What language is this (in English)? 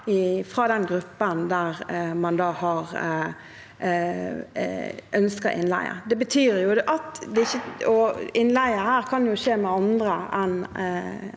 Norwegian